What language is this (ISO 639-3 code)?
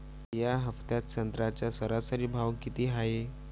mar